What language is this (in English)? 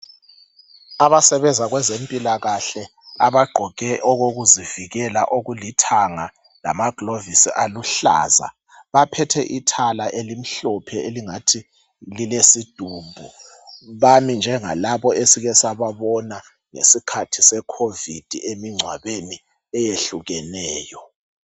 North Ndebele